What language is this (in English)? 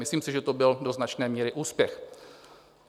Czech